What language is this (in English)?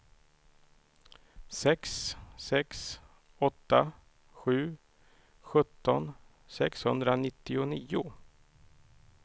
Swedish